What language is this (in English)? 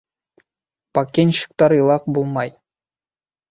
Bashkir